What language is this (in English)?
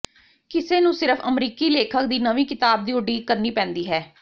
Punjabi